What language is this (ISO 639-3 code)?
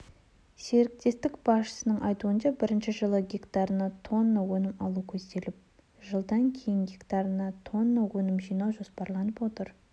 kaz